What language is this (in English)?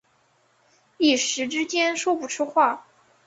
Chinese